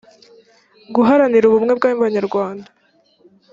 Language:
Kinyarwanda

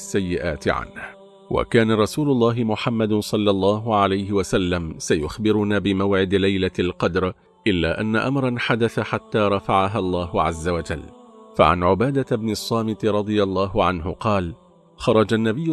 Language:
Arabic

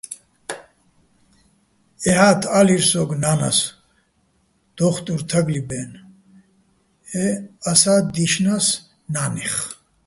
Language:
Bats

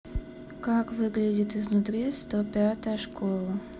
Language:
Russian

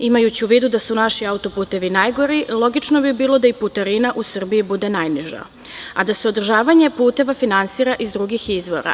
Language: Serbian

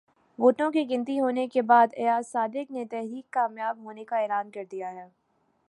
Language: Urdu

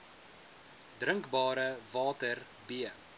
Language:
Afrikaans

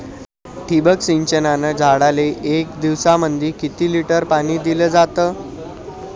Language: Marathi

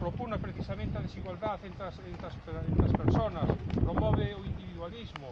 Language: Spanish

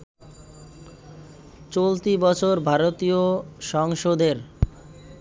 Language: Bangla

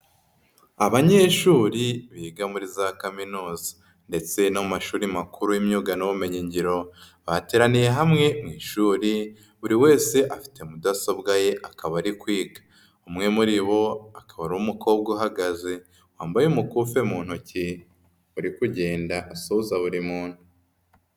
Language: Kinyarwanda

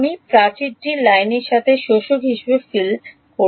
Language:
Bangla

